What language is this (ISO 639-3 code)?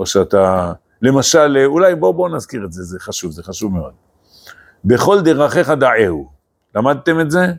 heb